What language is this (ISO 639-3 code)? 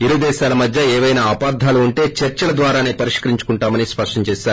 tel